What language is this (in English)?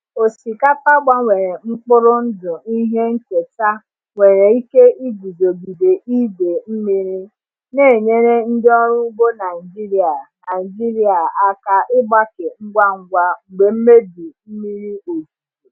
Igbo